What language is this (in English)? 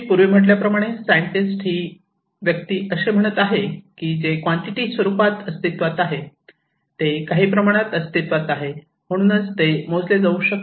Marathi